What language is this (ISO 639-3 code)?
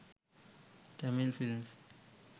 sin